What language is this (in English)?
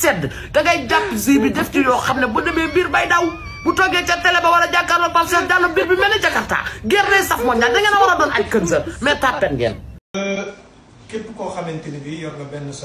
French